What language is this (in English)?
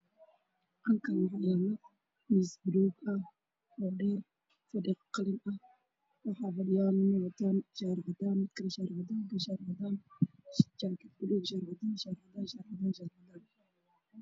Somali